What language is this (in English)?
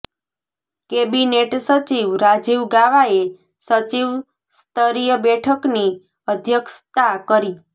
Gujarati